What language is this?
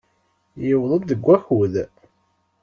Kabyle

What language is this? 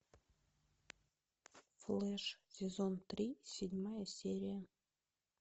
Russian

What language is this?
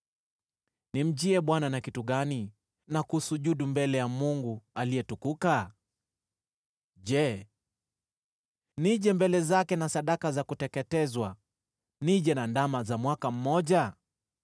Swahili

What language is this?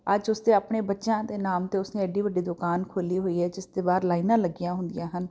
Punjabi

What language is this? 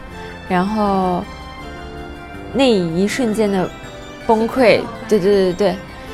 Chinese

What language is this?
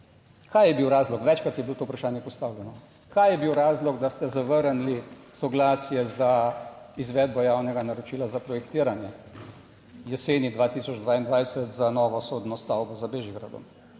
Slovenian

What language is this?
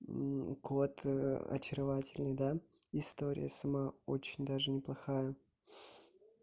Russian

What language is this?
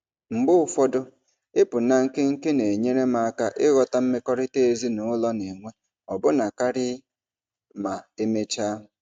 Igbo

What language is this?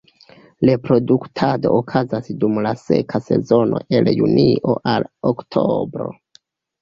Esperanto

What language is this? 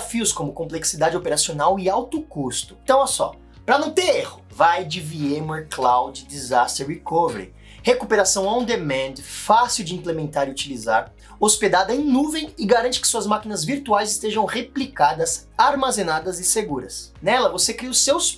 Portuguese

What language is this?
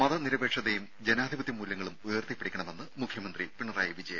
Malayalam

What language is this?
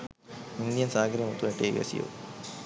Sinhala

